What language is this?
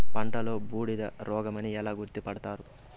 Telugu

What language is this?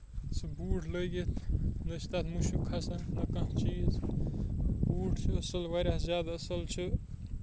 Kashmiri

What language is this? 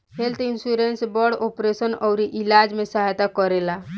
Bhojpuri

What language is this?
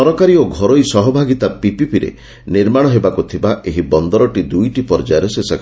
Odia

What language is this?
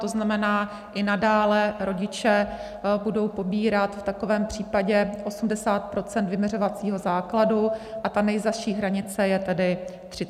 Czech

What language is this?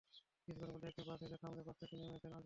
Bangla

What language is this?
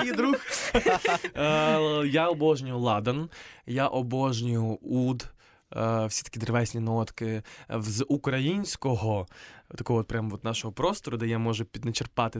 Ukrainian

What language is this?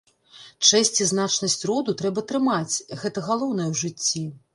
Belarusian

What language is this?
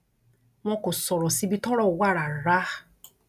Yoruba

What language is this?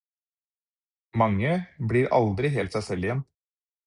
Norwegian Bokmål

